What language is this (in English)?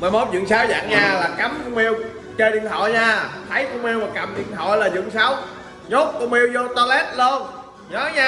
Vietnamese